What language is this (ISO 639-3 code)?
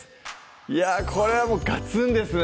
jpn